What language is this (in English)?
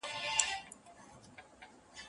Pashto